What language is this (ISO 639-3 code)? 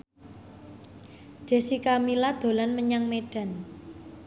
jav